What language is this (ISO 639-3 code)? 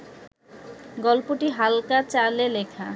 ben